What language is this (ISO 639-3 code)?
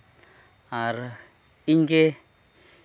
sat